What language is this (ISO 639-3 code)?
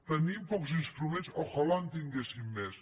cat